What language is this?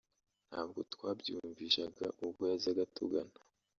Kinyarwanda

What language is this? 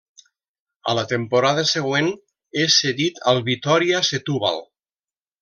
Catalan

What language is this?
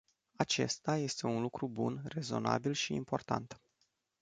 Romanian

